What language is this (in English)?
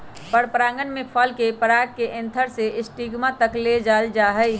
Magahi